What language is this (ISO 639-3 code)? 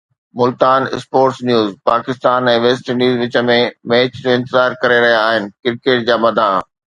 snd